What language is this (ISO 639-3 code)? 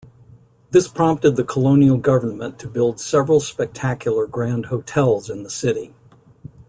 eng